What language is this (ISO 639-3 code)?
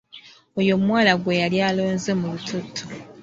lug